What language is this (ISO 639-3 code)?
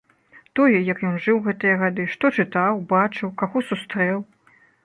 bel